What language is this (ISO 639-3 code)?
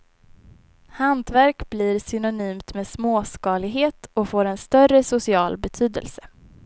swe